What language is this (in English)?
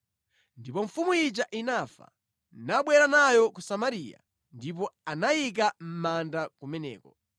Nyanja